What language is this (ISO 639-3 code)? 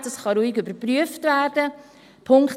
gsw